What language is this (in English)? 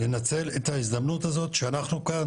Hebrew